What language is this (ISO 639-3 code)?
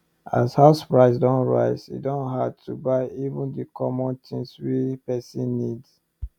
pcm